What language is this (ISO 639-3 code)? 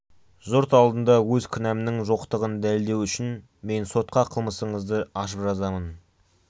kaz